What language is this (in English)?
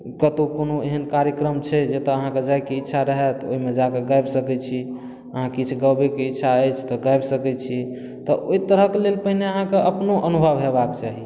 Maithili